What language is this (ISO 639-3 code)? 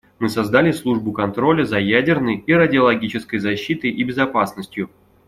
rus